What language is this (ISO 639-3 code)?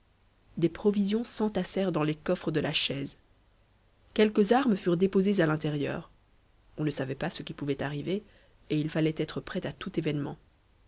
fra